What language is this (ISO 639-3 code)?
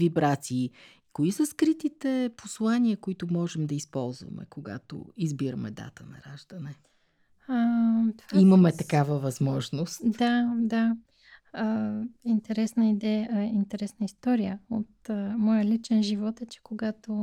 bul